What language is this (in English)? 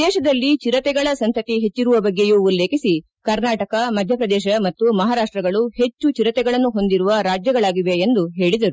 Kannada